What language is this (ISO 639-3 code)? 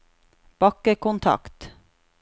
nor